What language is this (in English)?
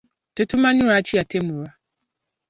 Ganda